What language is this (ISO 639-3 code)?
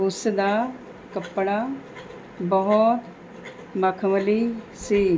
pan